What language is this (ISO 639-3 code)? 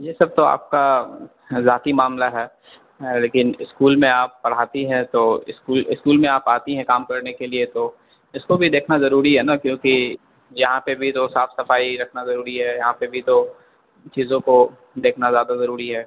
urd